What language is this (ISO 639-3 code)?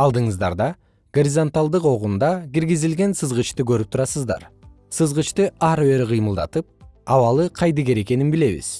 kir